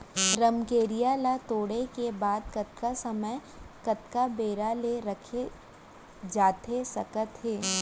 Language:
Chhattisgarhi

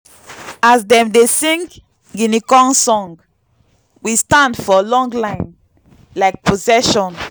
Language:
Nigerian Pidgin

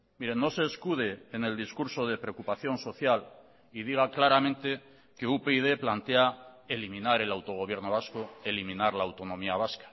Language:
Spanish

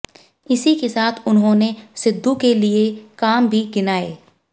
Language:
Hindi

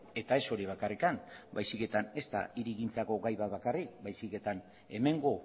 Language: Basque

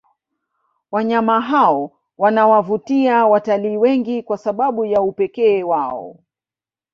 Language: Swahili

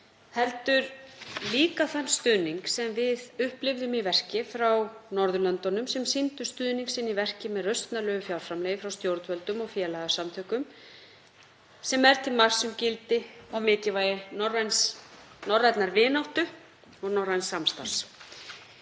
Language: Icelandic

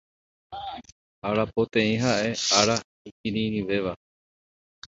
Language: Guarani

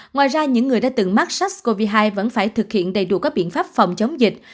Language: Vietnamese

